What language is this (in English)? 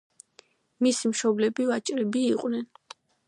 Georgian